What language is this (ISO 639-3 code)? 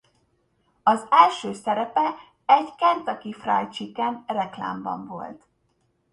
hun